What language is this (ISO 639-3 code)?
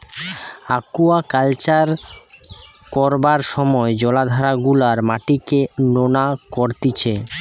ben